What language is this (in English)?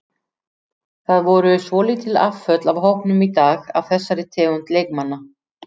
Icelandic